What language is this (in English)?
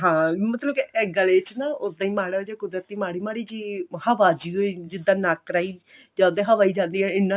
Punjabi